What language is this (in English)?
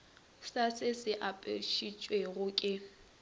Northern Sotho